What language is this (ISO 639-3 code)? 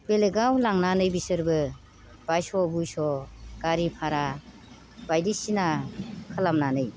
brx